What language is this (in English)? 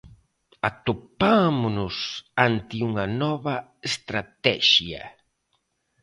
Galician